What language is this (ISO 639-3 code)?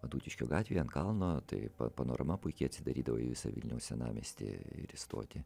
lit